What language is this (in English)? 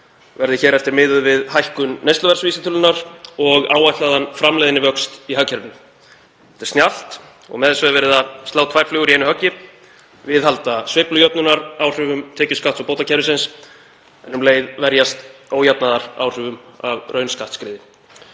Icelandic